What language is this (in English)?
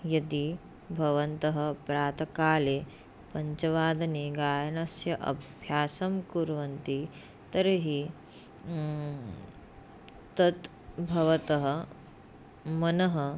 Sanskrit